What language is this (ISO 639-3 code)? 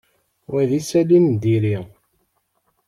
kab